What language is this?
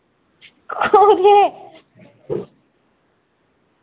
Dogri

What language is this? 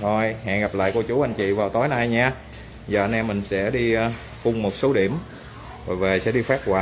Vietnamese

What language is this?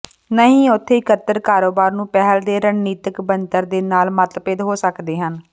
Punjabi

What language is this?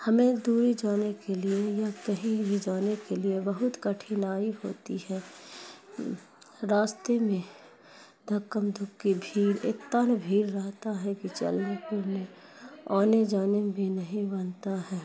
Urdu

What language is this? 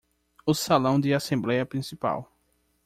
Portuguese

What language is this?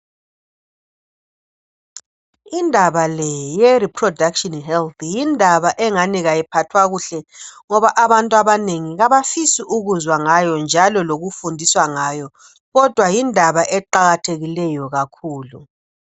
North Ndebele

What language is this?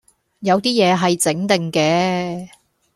Cantonese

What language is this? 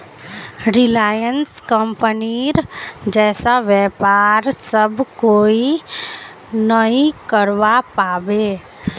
Magahi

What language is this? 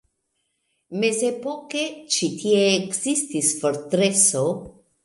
Esperanto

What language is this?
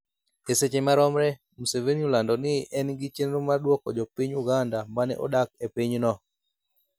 Luo (Kenya and Tanzania)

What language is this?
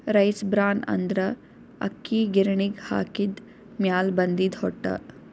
Kannada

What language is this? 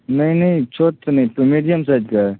Maithili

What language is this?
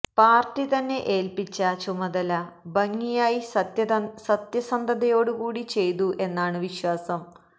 Malayalam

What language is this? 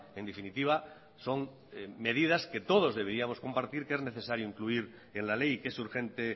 Spanish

